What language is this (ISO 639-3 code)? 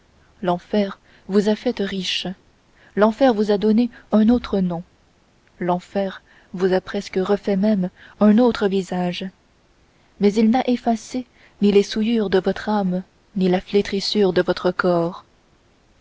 fra